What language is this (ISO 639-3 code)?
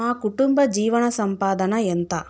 tel